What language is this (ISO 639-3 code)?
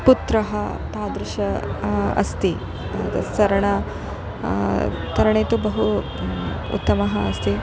san